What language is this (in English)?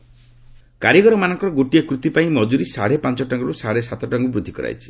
Odia